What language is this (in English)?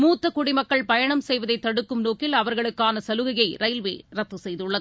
Tamil